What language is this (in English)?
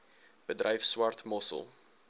Afrikaans